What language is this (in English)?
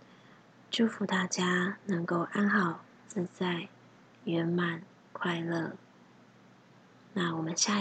Chinese